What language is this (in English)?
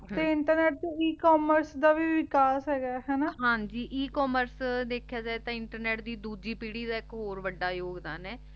Punjabi